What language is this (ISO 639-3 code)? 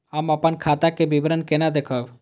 mai